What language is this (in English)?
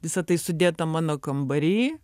Lithuanian